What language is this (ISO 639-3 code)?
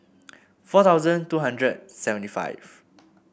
eng